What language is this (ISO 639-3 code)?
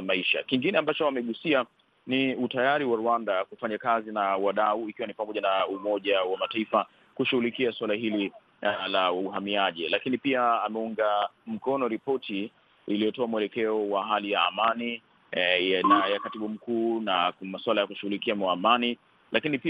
swa